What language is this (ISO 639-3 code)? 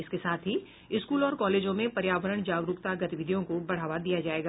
hin